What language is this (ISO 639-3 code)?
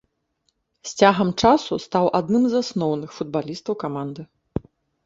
bel